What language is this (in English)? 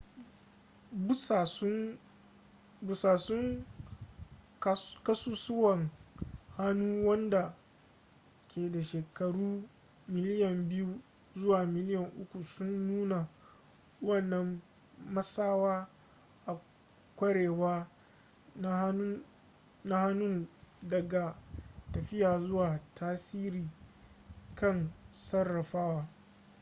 Hausa